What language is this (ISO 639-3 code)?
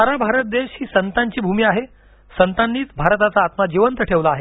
mar